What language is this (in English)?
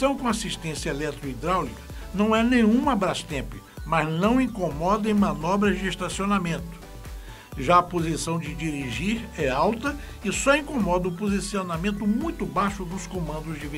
Portuguese